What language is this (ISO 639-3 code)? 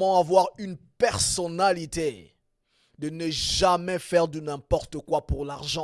fra